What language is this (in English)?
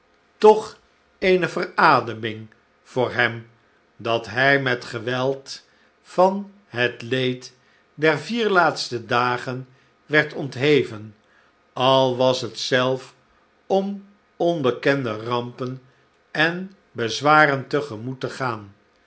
Dutch